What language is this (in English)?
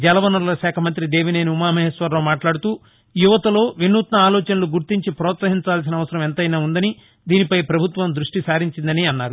Telugu